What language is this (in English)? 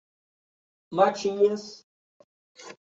Portuguese